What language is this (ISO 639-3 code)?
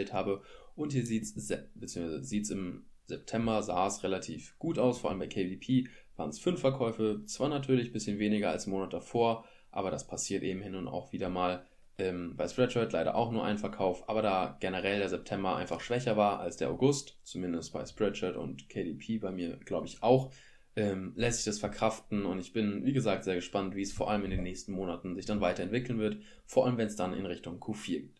deu